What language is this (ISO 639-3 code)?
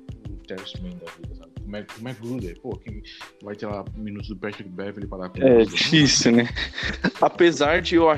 por